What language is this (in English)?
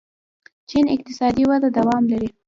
Pashto